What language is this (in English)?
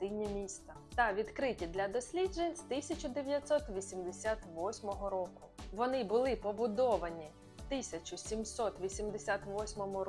Ukrainian